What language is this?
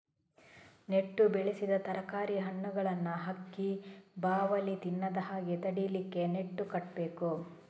Kannada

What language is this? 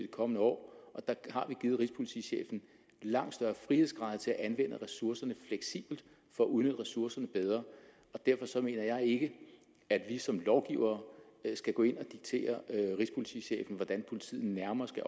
Danish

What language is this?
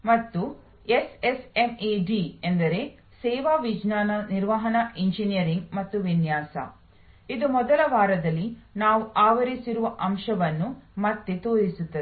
Kannada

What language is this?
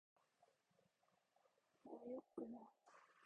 Korean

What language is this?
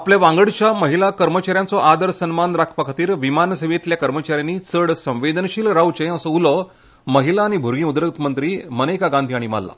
Konkani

